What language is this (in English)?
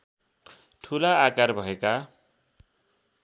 Nepali